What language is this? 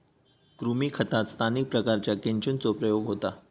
Marathi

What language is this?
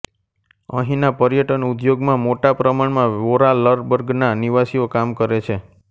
Gujarati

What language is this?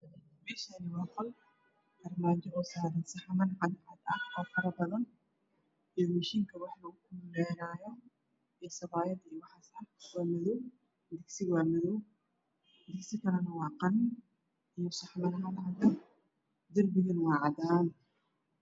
Somali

